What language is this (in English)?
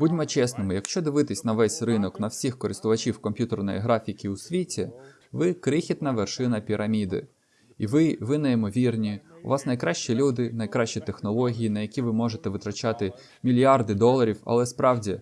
Ukrainian